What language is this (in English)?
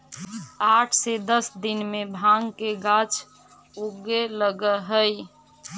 Magahi